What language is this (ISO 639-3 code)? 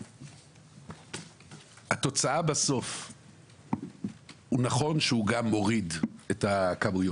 heb